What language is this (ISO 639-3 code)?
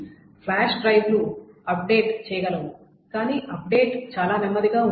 tel